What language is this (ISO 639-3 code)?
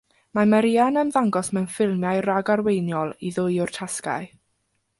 cym